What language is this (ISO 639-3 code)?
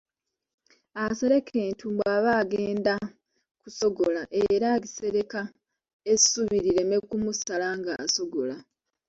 lug